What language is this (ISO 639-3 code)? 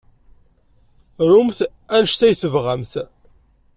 kab